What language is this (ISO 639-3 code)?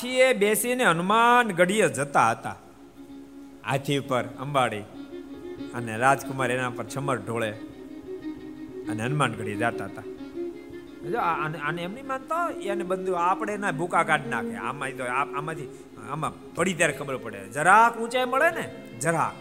guj